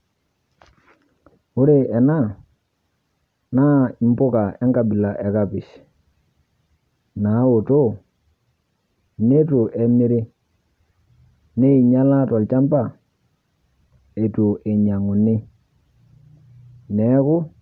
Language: Masai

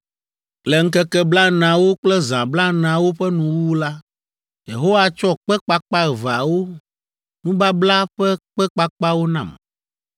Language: Ewe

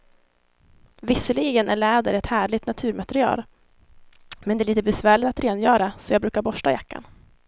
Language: Swedish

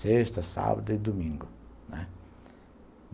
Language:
Portuguese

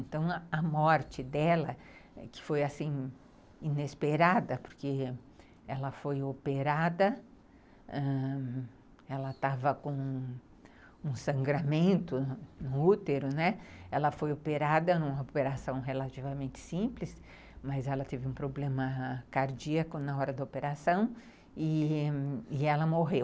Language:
Portuguese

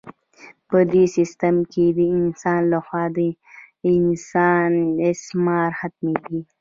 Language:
Pashto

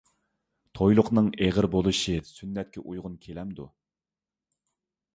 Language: Uyghur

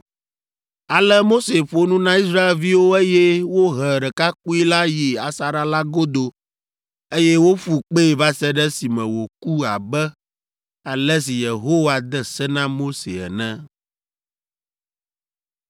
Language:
Ewe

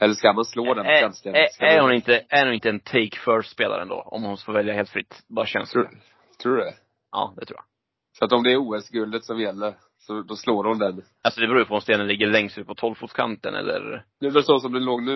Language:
Swedish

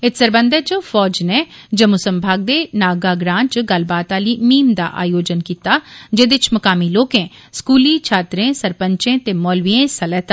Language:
Dogri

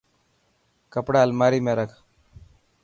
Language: Dhatki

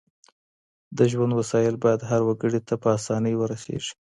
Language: Pashto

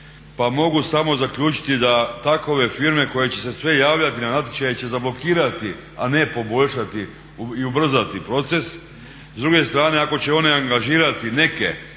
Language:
Croatian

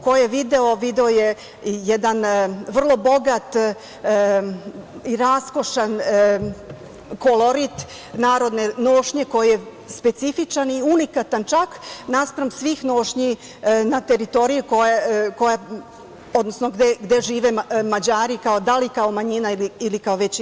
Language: Serbian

